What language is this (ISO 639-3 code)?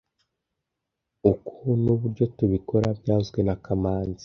kin